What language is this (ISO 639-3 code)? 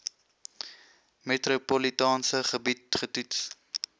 afr